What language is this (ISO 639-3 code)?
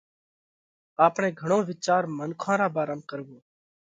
kvx